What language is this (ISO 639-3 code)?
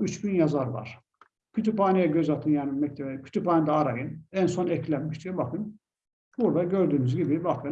tur